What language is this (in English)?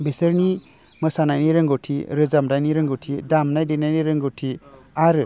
Bodo